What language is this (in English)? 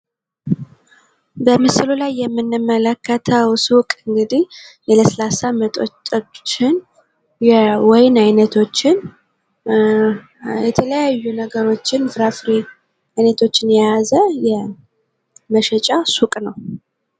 Amharic